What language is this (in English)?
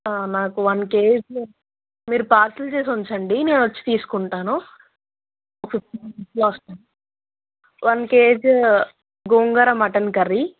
Telugu